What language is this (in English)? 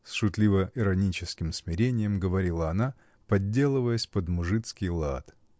Russian